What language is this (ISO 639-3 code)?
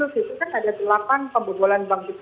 ind